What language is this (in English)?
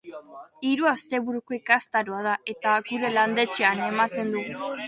Basque